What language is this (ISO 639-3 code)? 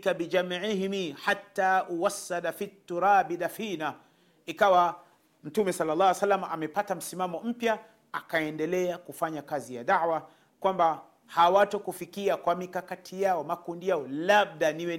swa